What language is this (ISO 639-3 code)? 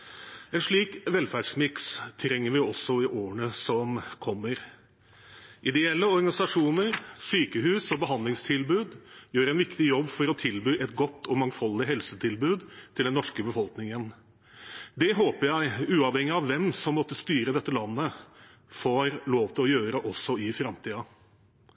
nob